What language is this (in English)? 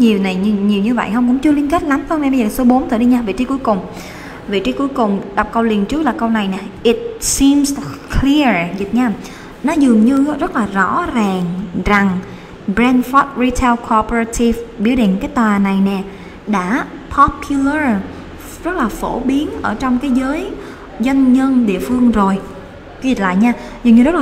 Vietnamese